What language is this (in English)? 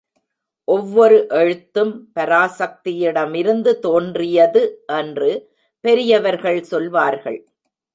Tamil